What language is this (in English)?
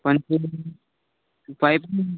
Marathi